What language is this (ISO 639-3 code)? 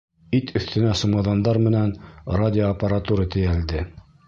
bak